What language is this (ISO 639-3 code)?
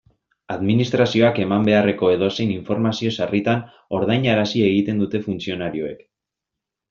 eus